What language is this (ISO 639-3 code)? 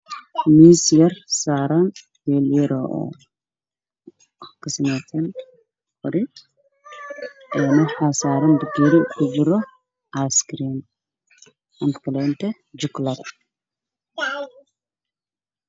som